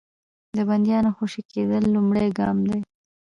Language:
Pashto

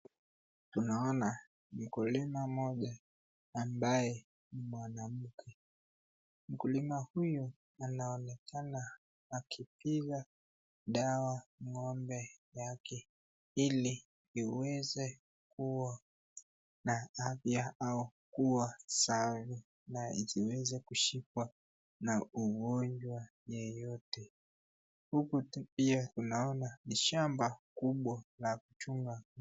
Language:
Swahili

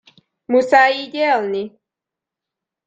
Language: Hungarian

